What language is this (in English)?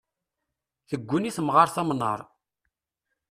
Kabyle